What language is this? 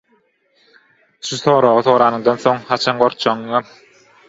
Turkmen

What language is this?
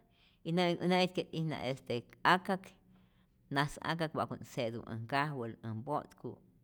Rayón Zoque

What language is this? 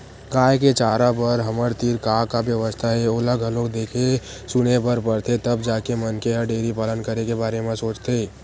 Chhattisgarhi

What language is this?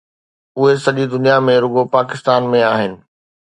Sindhi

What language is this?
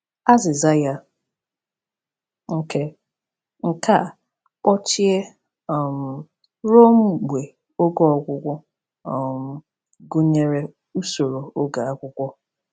Igbo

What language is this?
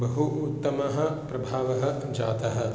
Sanskrit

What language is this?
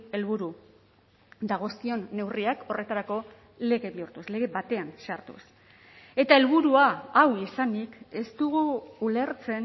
Basque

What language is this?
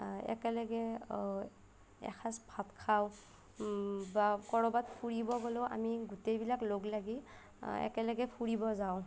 Assamese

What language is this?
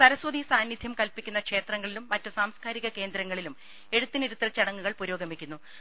Malayalam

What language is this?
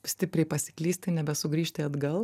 Lithuanian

